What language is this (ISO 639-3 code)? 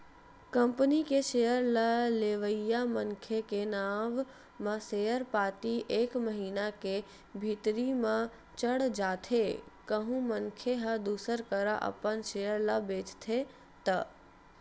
hne